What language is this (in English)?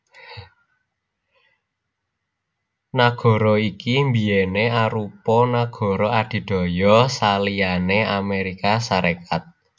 Javanese